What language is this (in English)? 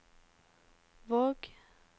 Norwegian